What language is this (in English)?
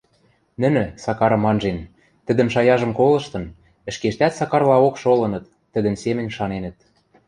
Western Mari